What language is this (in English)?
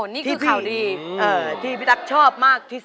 Thai